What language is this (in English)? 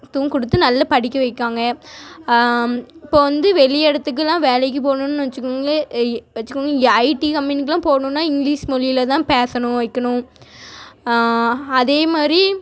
Tamil